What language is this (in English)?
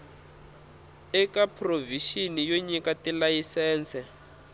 Tsonga